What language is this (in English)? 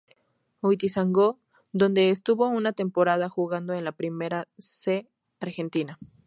Spanish